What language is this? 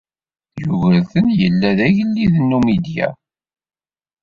Kabyle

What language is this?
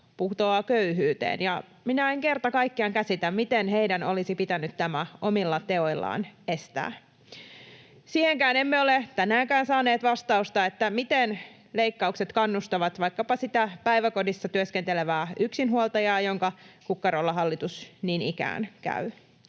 Finnish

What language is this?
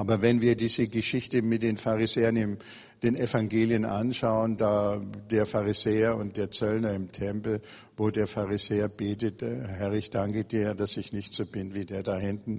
German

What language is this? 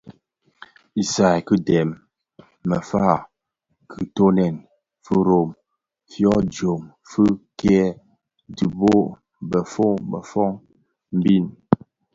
Bafia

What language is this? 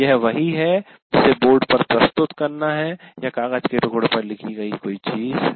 Hindi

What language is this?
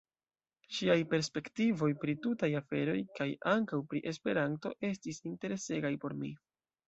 Esperanto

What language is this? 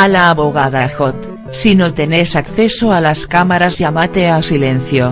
Spanish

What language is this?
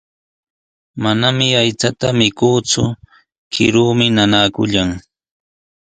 Sihuas Ancash Quechua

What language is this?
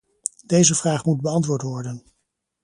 Dutch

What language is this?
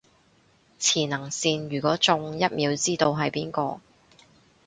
Cantonese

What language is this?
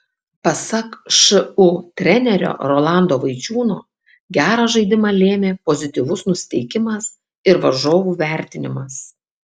Lithuanian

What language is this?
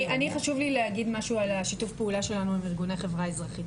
Hebrew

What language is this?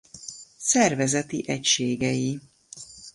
Hungarian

